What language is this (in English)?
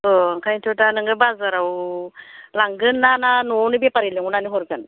Bodo